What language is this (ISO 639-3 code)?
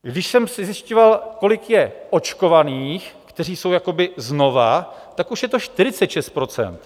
ces